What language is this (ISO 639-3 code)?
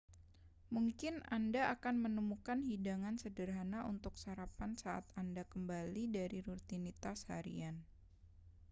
ind